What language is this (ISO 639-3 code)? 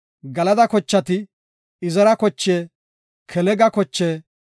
gof